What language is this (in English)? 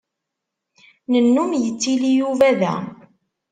Kabyle